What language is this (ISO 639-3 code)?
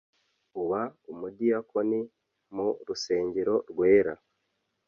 kin